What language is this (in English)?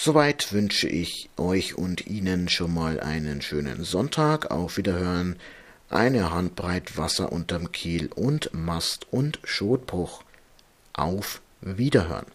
German